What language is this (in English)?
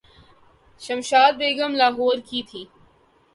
Urdu